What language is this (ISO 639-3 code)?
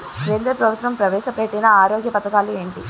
tel